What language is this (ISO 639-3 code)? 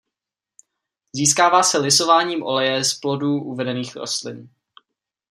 ces